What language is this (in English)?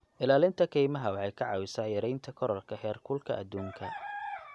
Somali